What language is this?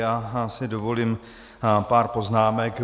Czech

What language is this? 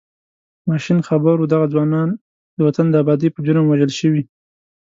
Pashto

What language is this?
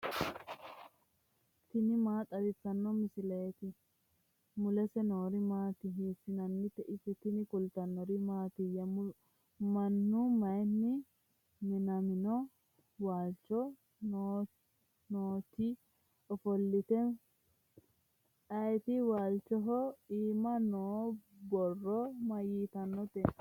Sidamo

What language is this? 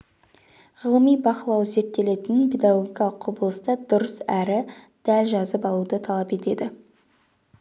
Kazakh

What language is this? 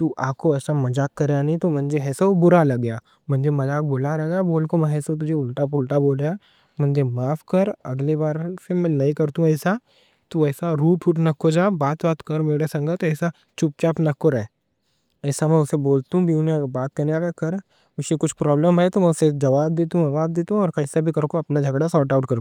Deccan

